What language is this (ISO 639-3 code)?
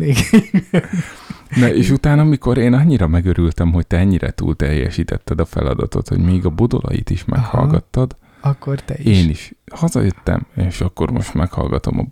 hun